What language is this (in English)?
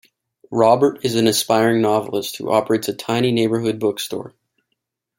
English